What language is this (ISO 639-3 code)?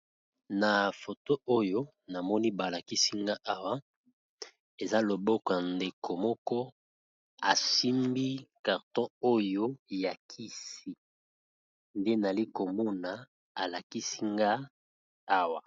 lin